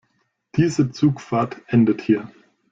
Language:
German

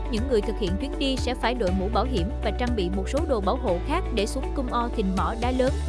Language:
Vietnamese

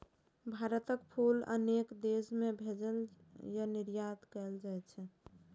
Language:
Maithili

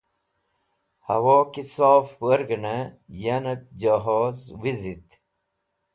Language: Wakhi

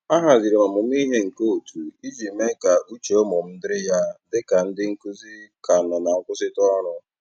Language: Igbo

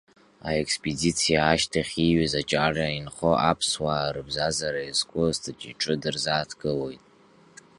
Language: Abkhazian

